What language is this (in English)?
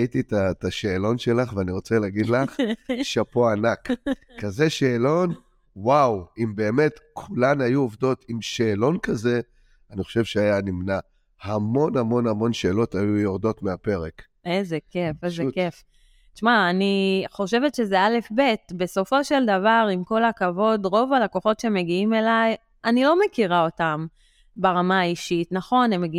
Hebrew